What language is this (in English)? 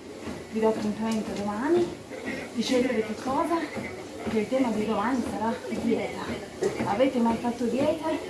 Italian